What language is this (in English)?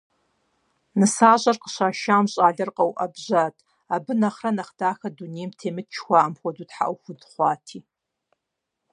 Kabardian